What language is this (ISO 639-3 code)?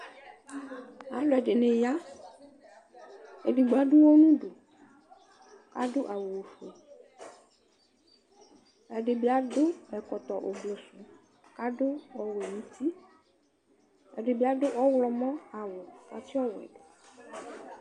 kpo